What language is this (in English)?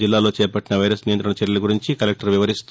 Telugu